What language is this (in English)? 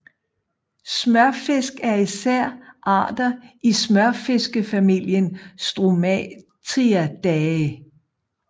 Danish